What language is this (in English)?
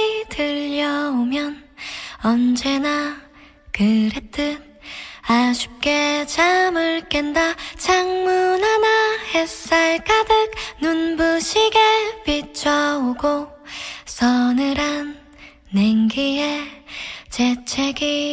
Korean